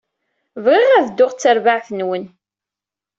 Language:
Kabyle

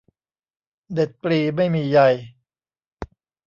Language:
Thai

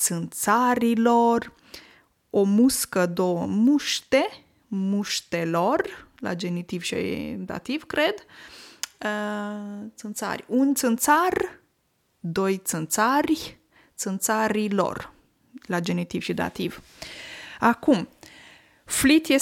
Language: Romanian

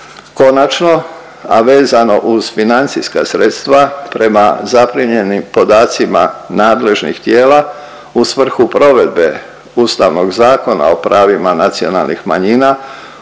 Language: Croatian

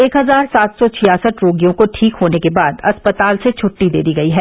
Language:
Hindi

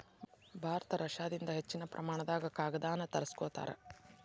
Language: Kannada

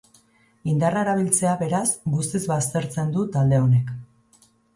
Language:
Basque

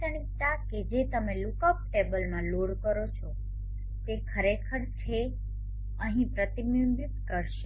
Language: Gujarati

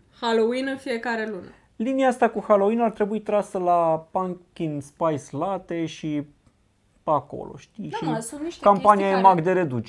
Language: Romanian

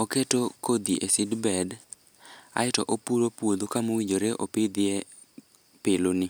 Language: Luo (Kenya and Tanzania)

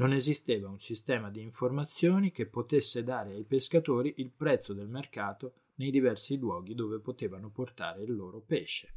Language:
Italian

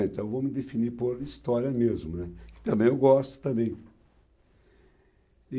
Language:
Portuguese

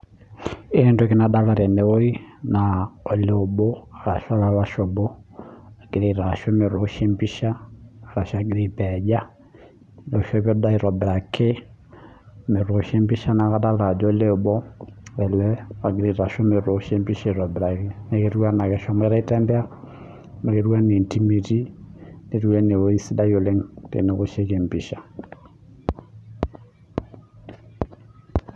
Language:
Masai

